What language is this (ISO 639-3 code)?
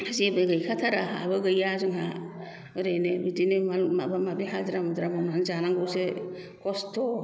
brx